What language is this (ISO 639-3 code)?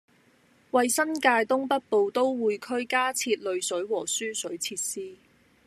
yue